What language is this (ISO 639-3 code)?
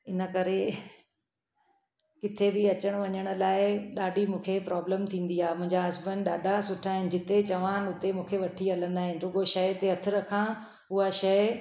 snd